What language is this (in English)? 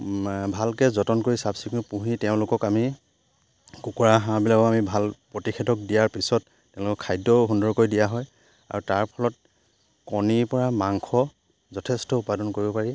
Assamese